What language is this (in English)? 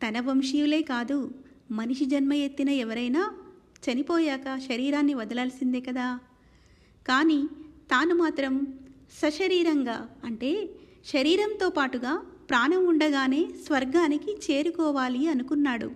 Telugu